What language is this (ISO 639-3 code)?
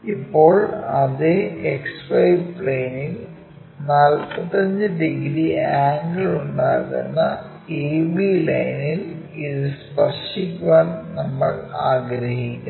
mal